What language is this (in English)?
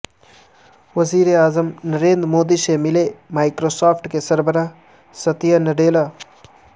Urdu